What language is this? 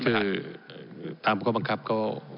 Thai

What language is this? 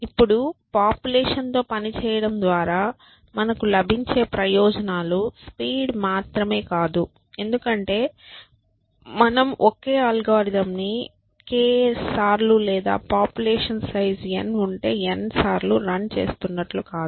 Telugu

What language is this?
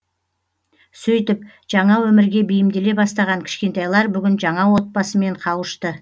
Kazakh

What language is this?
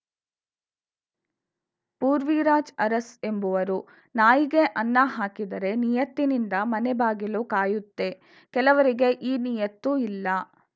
Kannada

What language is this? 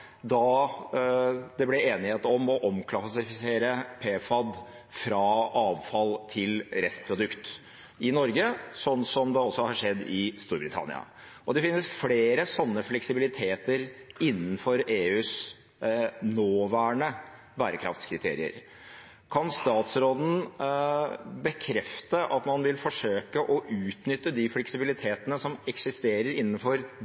Norwegian Bokmål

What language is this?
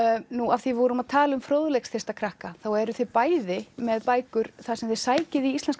Icelandic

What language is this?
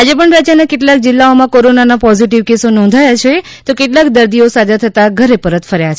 Gujarati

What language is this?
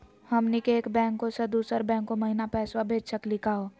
Magahi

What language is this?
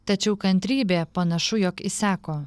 Lithuanian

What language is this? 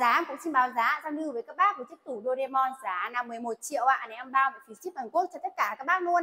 Vietnamese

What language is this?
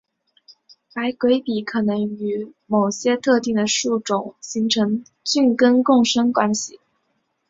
Chinese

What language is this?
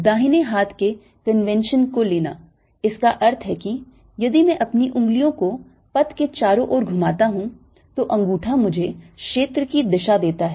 Hindi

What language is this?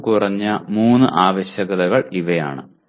Malayalam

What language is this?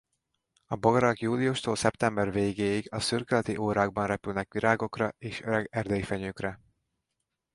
Hungarian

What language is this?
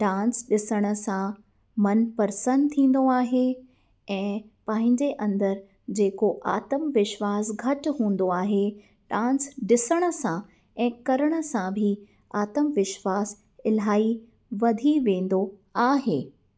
Sindhi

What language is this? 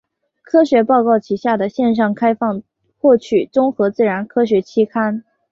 Chinese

